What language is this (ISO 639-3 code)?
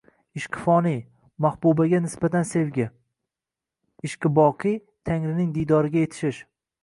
uzb